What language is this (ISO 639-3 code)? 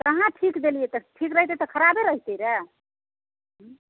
mai